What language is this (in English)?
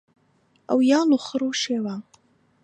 Central Kurdish